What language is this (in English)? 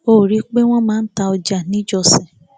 Yoruba